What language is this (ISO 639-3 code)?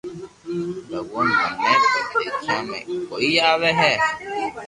lrk